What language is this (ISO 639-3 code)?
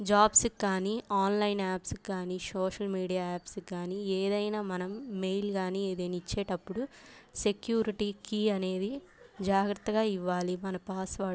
tel